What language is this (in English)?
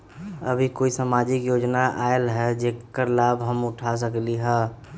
Magahi